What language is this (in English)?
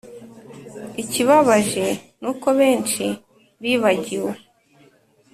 Kinyarwanda